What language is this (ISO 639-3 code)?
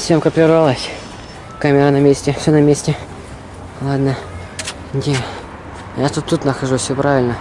rus